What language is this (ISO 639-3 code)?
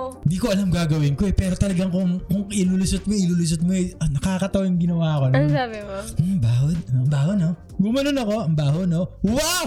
fil